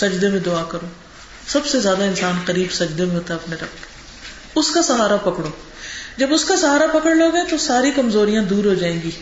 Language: Urdu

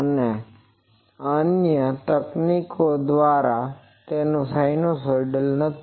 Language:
Gujarati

